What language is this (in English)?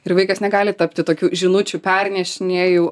Lithuanian